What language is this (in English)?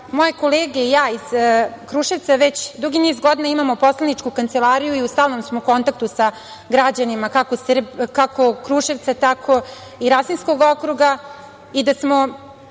Serbian